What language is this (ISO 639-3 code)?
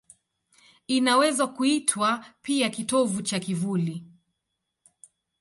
swa